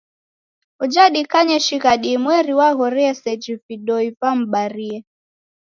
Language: Taita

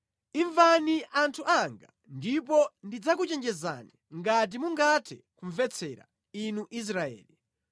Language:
Nyanja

